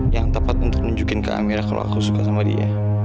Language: Indonesian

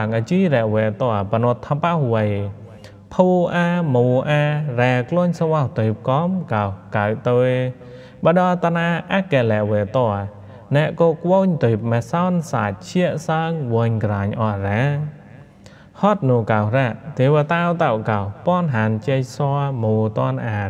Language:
Thai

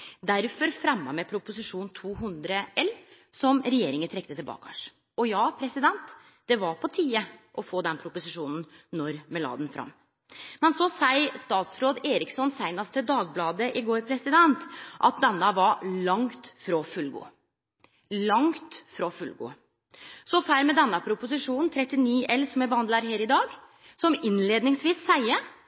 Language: Norwegian Nynorsk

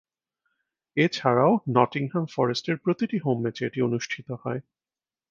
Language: Bangla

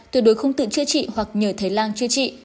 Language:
Vietnamese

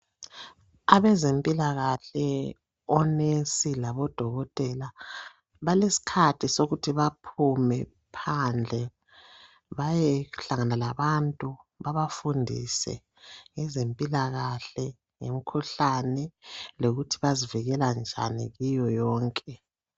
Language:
North Ndebele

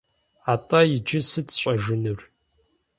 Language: Kabardian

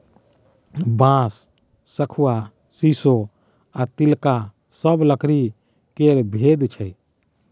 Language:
Maithili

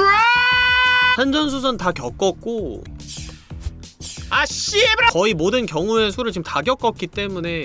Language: Korean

